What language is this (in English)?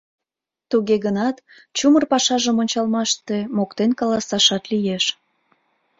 Mari